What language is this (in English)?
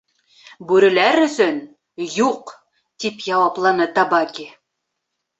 Bashkir